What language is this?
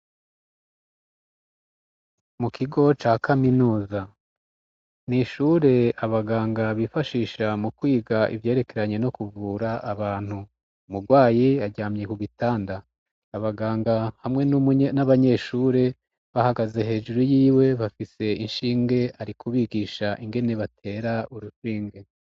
Rundi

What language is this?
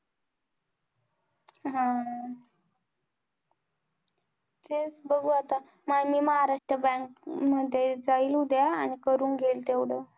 Marathi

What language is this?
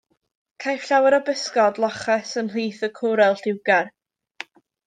Welsh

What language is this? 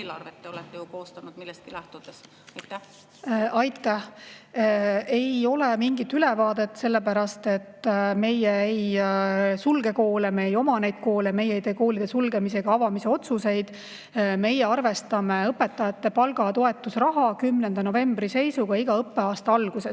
Estonian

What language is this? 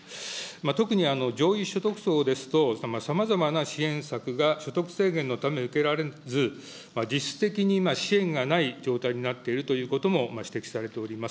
Japanese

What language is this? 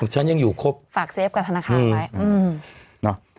Thai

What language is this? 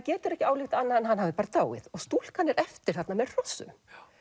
Icelandic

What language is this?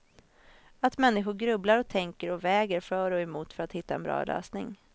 Swedish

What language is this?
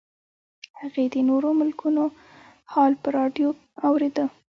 Pashto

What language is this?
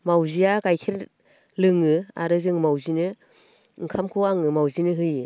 Bodo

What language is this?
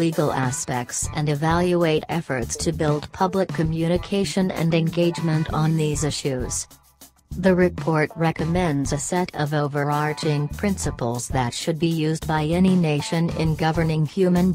English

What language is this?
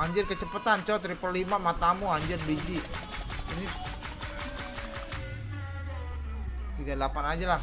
Indonesian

